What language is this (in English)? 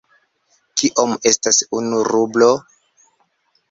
Esperanto